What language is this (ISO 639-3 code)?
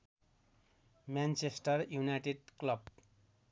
nep